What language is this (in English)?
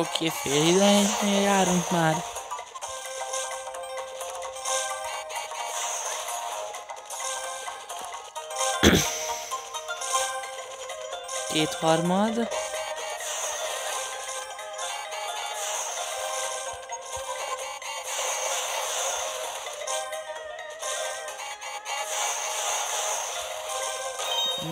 Hungarian